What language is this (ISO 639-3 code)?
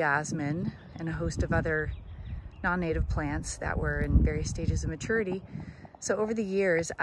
eng